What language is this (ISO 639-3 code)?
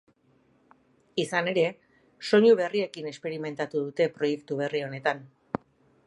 eus